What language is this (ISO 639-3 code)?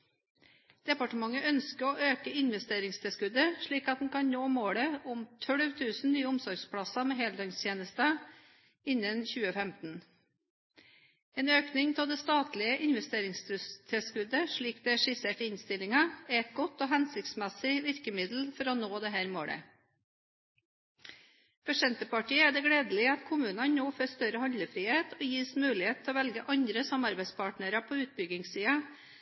nob